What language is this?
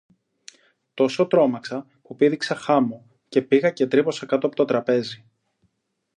Greek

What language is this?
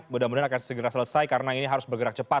Indonesian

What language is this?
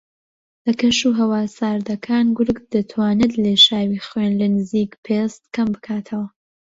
Central Kurdish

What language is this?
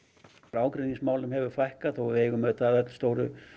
Icelandic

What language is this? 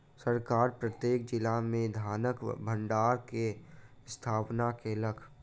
Maithili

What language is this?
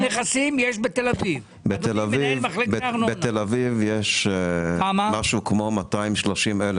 Hebrew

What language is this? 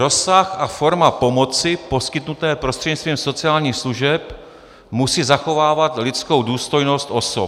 Czech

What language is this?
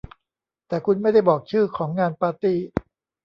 Thai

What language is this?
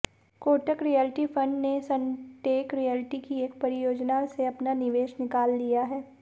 Hindi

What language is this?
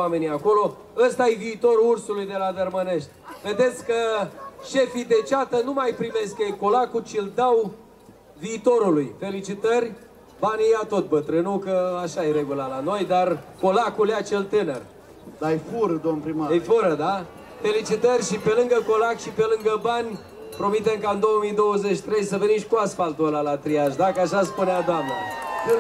Romanian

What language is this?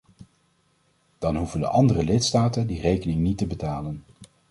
Dutch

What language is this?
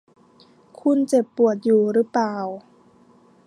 Thai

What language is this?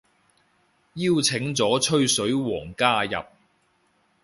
Cantonese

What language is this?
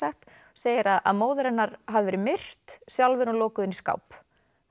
Icelandic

